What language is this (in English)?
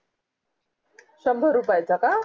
Marathi